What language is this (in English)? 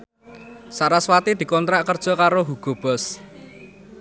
Javanese